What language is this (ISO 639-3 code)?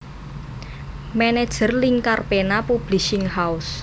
jav